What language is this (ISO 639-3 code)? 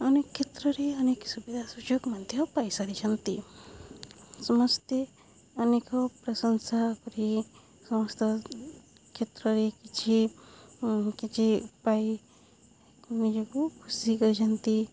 ori